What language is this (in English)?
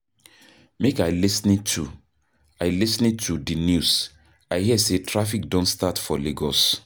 Nigerian Pidgin